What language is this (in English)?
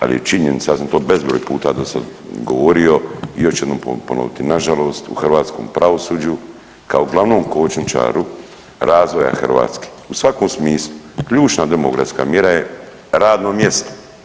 Croatian